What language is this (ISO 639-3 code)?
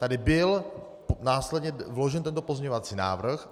ces